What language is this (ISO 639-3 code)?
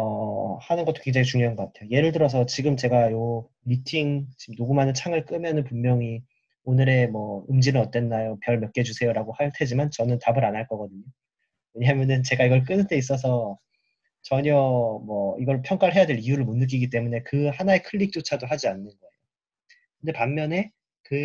kor